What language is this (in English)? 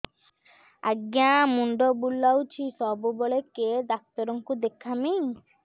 Odia